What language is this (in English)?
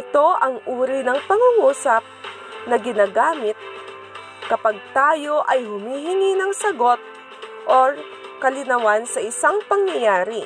Filipino